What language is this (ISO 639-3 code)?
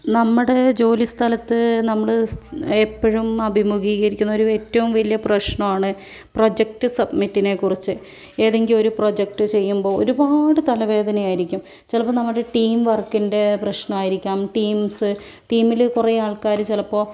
mal